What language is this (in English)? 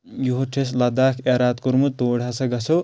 Kashmiri